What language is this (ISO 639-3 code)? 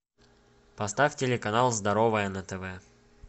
rus